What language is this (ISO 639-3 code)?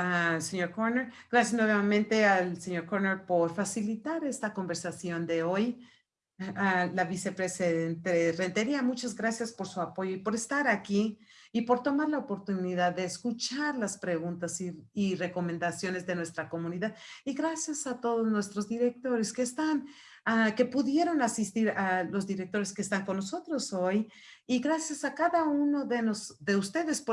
spa